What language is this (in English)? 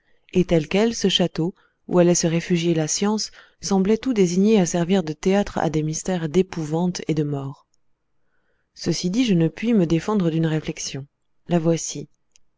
French